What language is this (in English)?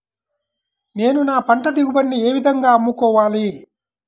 Telugu